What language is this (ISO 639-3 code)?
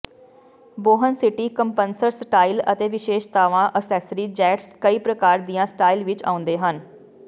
pan